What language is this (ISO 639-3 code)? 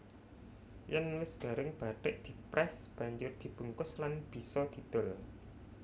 jav